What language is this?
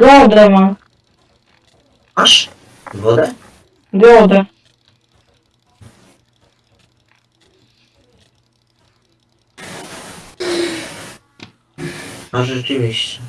Polish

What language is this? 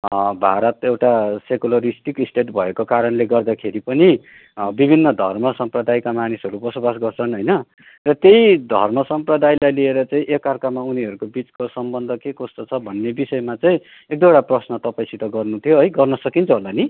Nepali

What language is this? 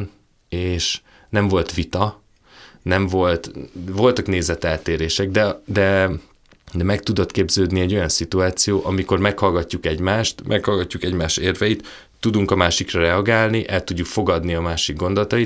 Hungarian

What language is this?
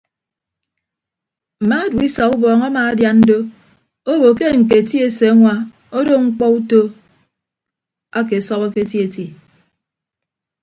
Ibibio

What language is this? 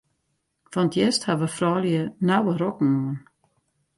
Western Frisian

